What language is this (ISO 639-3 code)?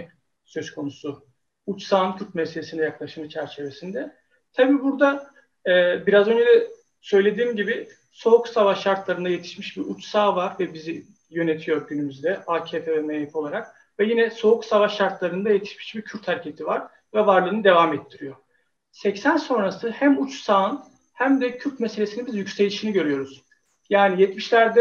tur